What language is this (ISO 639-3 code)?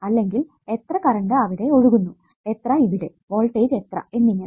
mal